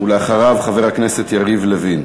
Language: Hebrew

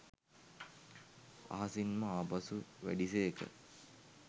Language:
Sinhala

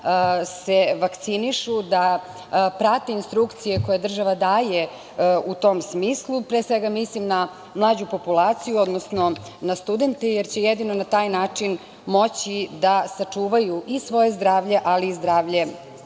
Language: Serbian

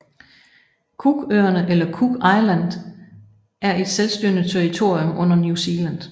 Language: Danish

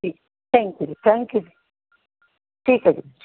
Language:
Punjabi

